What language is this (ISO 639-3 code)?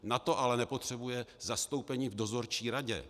ces